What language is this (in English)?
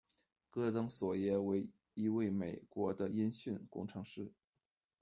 Chinese